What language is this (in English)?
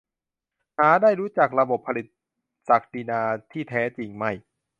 Thai